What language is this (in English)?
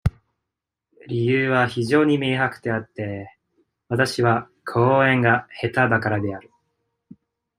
Japanese